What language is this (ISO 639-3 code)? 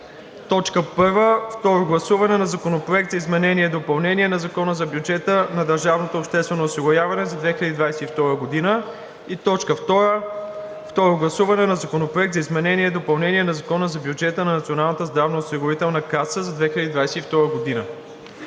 bul